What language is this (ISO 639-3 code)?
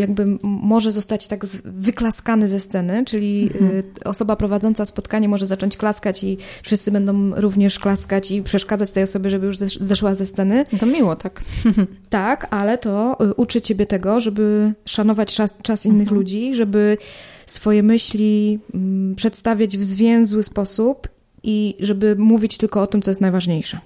pol